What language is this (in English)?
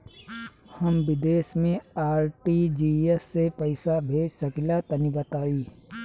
Bhojpuri